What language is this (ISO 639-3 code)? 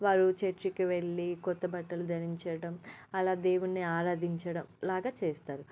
tel